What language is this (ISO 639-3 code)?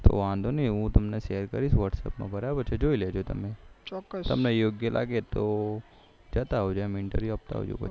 guj